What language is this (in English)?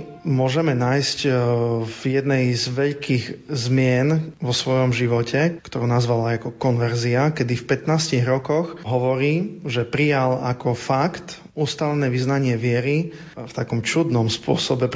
Slovak